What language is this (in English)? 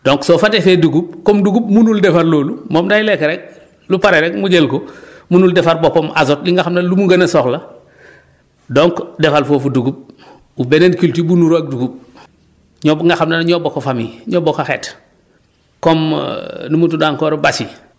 Wolof